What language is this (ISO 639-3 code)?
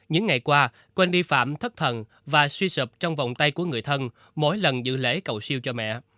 vie